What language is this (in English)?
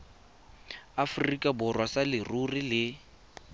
Tswana